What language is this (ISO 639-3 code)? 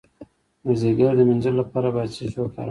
pus